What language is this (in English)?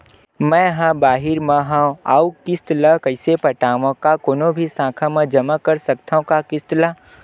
Chhattisgarhi